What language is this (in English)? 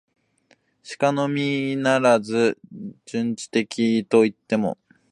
Japanese